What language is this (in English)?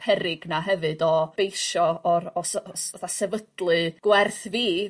Welsh